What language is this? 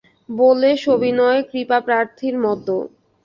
Bangla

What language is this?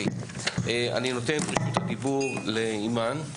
Hebrew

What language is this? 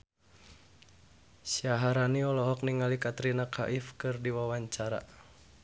Sundanese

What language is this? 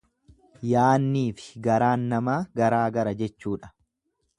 Oromo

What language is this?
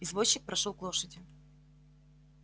Russian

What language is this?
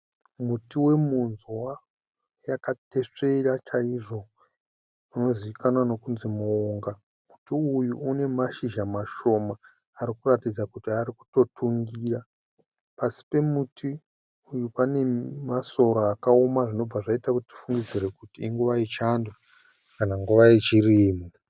Shona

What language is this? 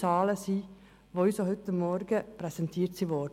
Swiss German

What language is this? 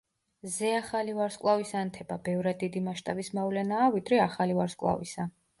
Georgian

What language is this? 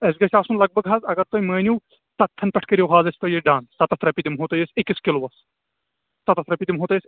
Kashmiri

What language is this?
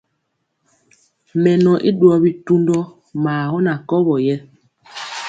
Mpiemo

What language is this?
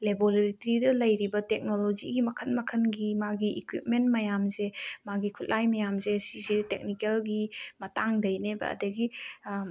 Manipuri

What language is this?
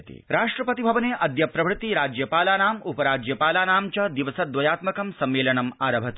Sanskrit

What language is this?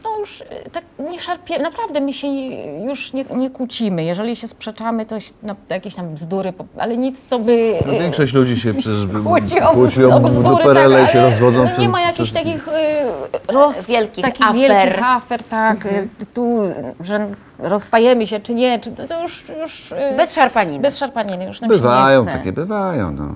Polish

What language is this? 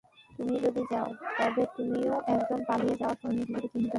Bangla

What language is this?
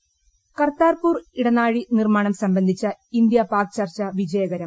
Malayalam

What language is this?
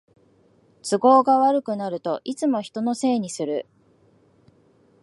Japanese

